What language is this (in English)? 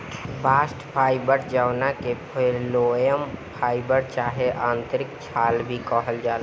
Bhojpuri